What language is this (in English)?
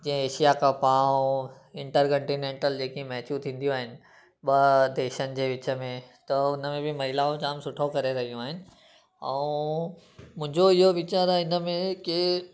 Sindhi